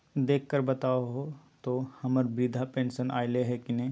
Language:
Magahi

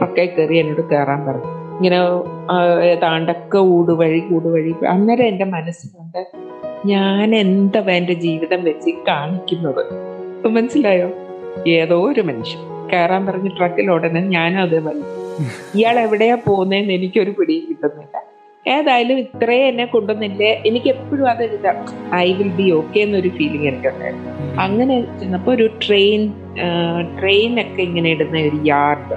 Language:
Malayalam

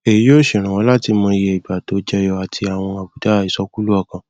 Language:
Yoruba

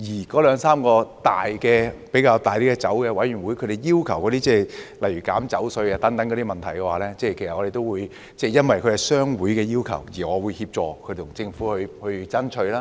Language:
Cantonese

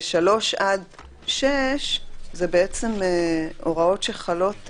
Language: Hebrew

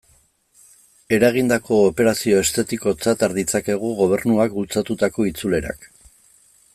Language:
Basque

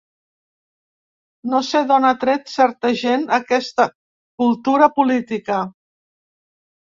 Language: Catalan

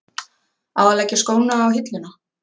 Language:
Icelandic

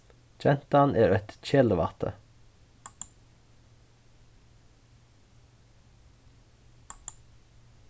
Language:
Faroese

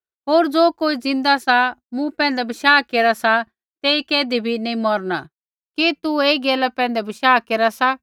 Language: Kullu Pahari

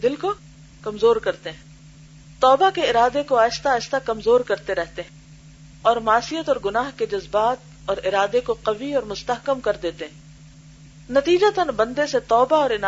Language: Urdu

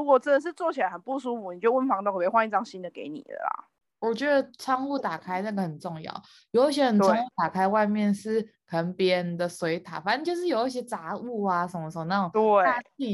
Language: Chinese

